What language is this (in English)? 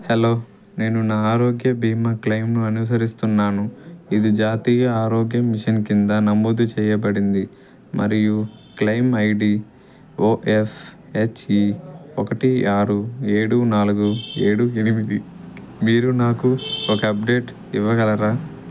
Telugu